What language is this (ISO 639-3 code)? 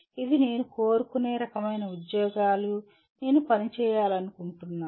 tel